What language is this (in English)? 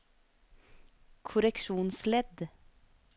Norwegian